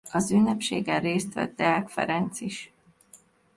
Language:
Hungarian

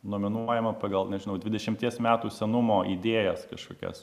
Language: Lithuanian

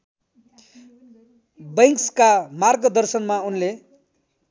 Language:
Nepali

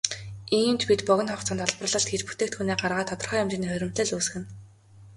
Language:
Mongolian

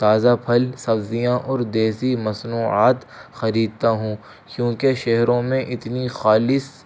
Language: Urdu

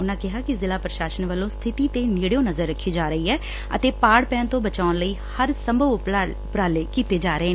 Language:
Punjabi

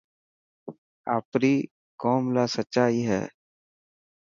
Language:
Dhatki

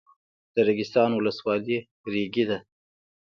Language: Pashto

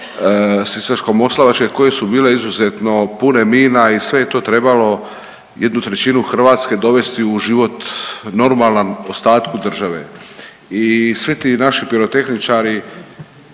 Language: Croatian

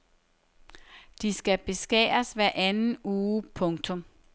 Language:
Danish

